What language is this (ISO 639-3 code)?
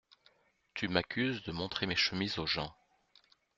fra